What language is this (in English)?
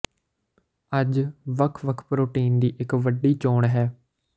Punjabi